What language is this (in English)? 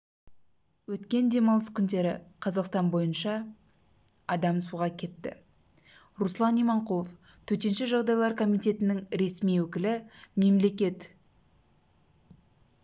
Kazakh